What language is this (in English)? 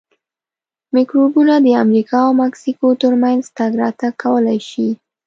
Pashto